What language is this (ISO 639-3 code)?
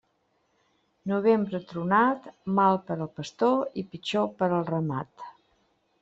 cat